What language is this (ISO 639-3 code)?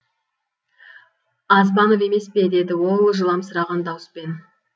kaz